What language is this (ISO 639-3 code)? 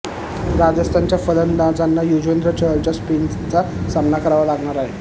mar